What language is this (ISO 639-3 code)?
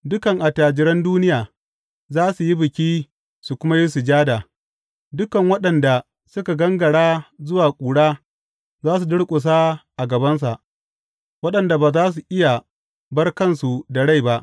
hau